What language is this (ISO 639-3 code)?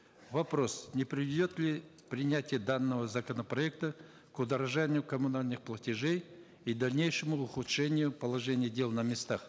kaz